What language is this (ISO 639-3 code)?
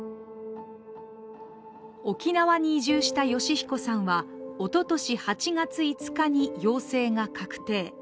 jpn